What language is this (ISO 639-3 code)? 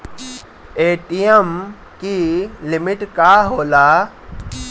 bho